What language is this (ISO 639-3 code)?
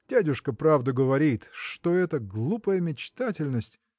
rus